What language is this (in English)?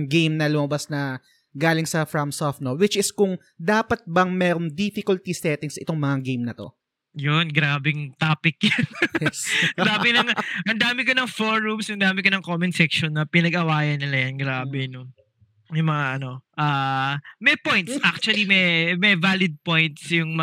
Filipino